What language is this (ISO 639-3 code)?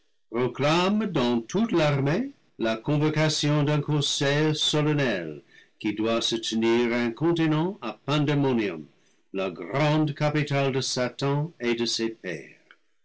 fra